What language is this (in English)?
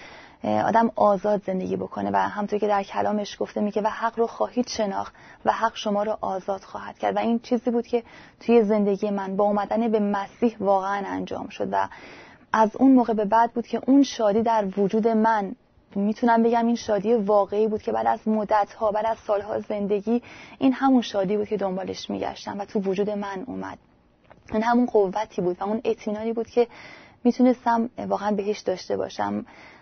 Persian